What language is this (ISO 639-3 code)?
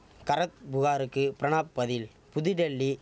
tam